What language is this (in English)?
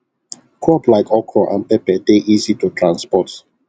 Nigerian Pidgin